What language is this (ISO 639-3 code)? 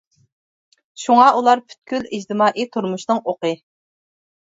uig